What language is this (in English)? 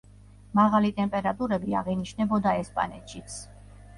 Georgian